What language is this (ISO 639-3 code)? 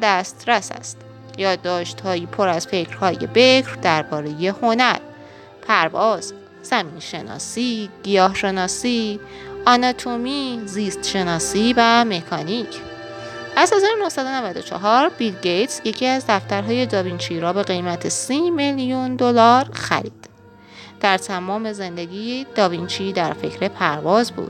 fas